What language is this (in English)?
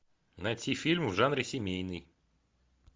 Russian